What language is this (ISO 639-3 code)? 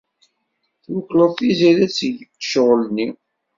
kab